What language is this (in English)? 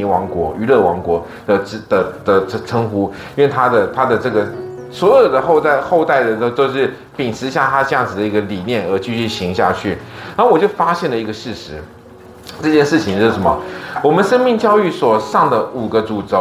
Chinese